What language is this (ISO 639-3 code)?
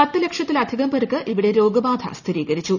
mal